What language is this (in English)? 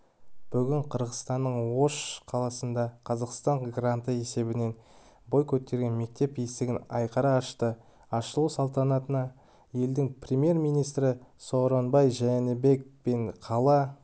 Kazakh